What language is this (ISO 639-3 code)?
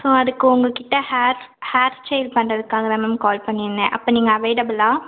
tam